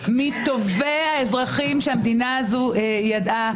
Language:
Hebrew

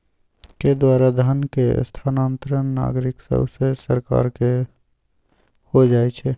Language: Magahi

